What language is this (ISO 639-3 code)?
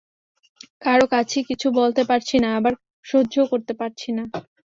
ben